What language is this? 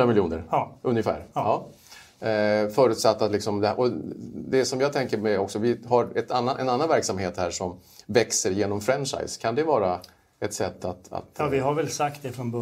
Swedish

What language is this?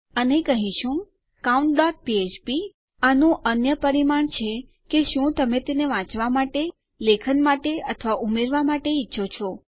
Gujarati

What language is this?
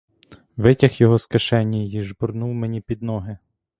Ukrainian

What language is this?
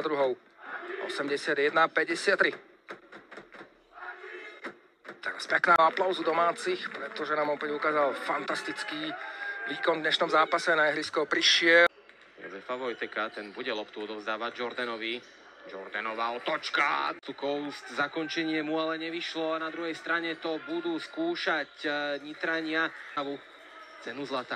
Czech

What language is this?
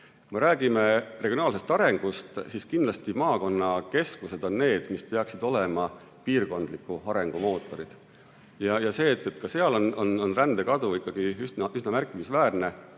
Estonian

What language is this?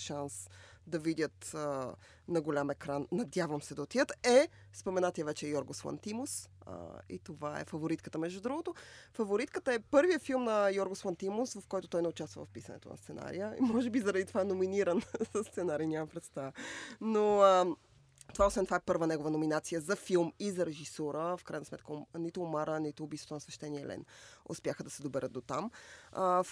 Bulgarian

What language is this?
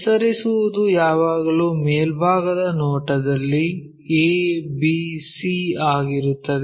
Kannada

